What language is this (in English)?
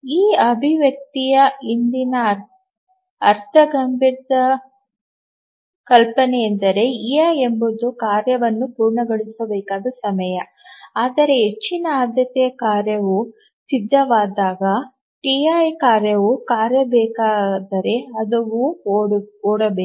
Kannada